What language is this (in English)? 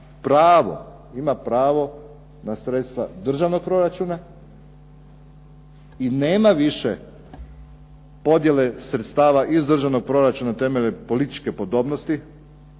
Croatian